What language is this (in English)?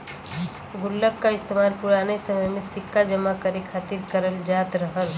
Bhojpuri